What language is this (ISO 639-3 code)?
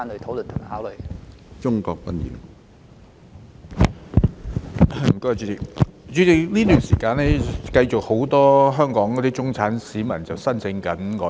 yue